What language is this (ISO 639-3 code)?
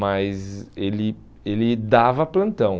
por